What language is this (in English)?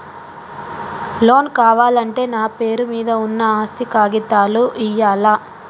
Telugu